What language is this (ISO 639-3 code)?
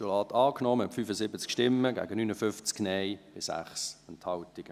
gsw